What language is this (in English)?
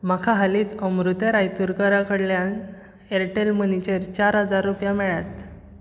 Konkani